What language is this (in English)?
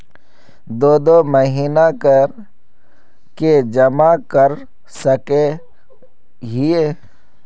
Magahi